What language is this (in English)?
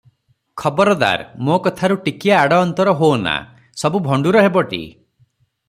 Odia